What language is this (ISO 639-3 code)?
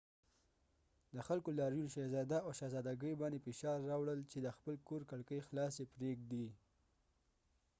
pus